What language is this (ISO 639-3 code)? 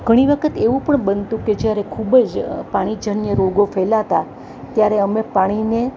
guj